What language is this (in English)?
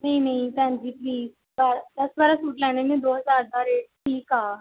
Punjabi